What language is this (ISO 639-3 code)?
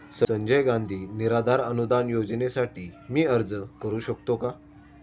mar